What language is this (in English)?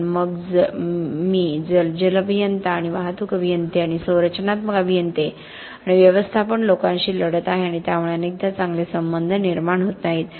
Marathi